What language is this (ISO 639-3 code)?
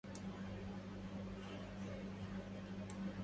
ara